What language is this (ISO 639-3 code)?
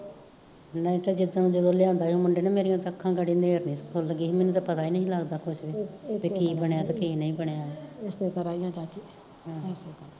pan